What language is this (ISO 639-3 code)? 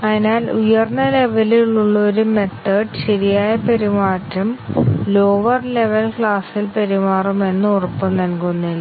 mal